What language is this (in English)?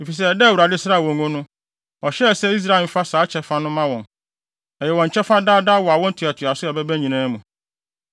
Akan